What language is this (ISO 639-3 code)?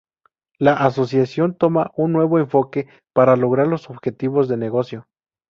spa